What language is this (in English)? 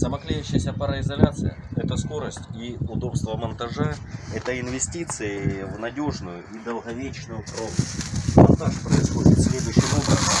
Russian